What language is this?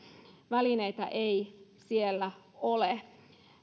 Finnish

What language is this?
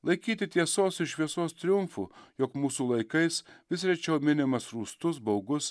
Lithuanian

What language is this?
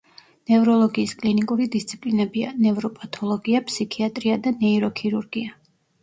Georgian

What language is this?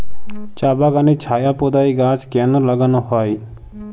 Bangla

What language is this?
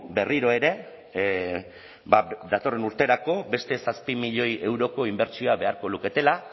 Basque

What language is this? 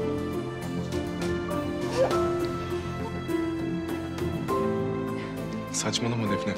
Turkish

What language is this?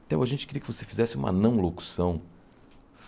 Portuguese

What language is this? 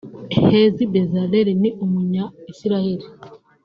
Kinyarwanda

